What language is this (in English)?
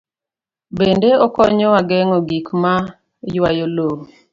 Luo (Kenya and Tanzania)